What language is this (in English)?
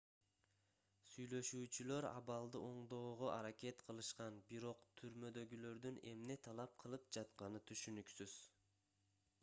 Kyrgyz